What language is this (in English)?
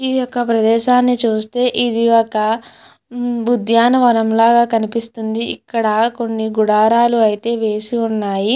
Telugu